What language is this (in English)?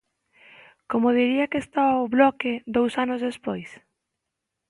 Galician